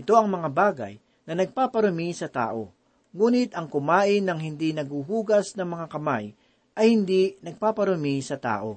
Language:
Filipino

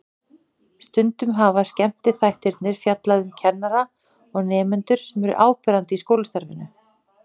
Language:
Icelandic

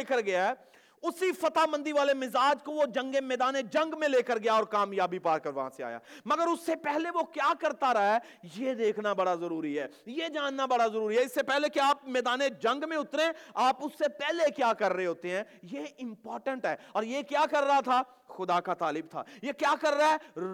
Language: Urdu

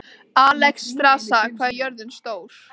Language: Icelandic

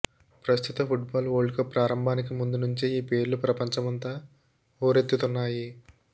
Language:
Telugu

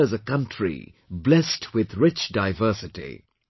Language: English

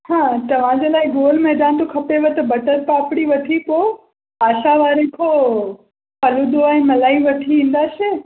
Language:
Sindhi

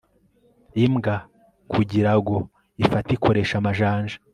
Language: Kinyarwanda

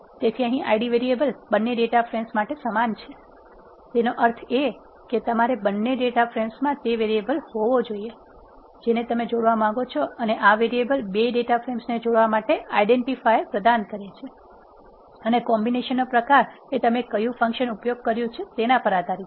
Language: Gujarati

